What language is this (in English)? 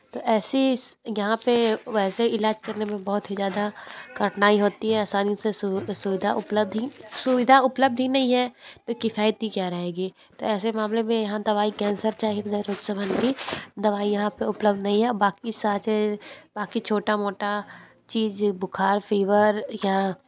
Hindi